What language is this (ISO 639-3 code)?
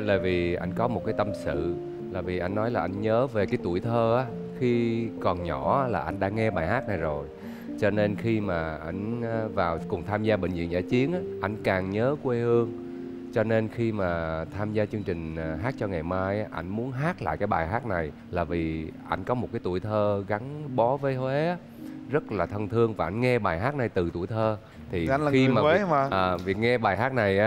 vie